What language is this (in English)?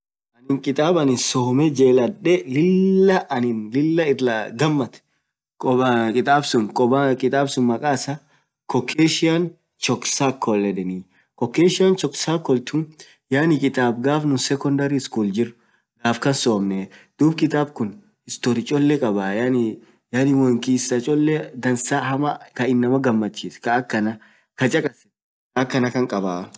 Orma